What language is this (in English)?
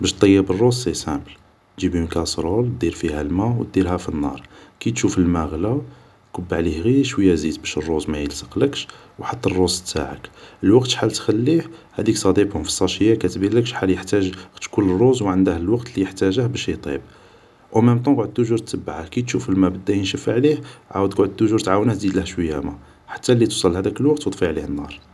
Algerian Arabic